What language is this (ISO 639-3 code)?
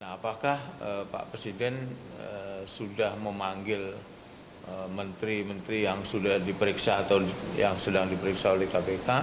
ind